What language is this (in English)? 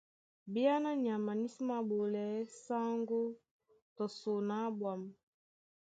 Duala